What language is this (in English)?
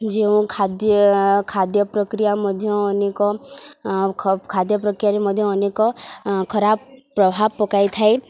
Odia